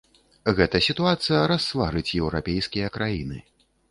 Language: Belarusian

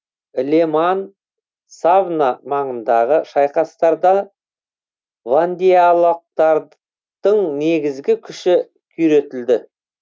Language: Kazakh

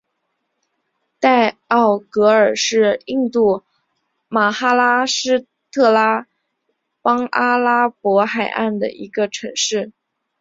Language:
Chinese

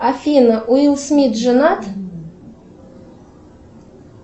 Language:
Russian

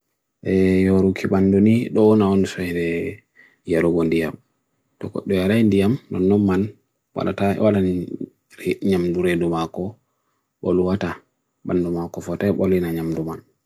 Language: Bagirmi Fulfulde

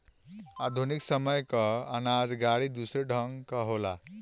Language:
Bhojpuri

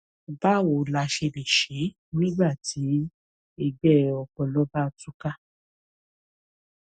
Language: Yoruba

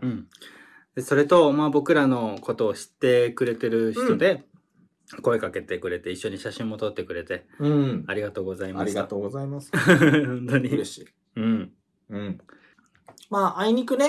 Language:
Japanese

